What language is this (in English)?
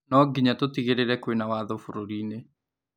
Kikuyu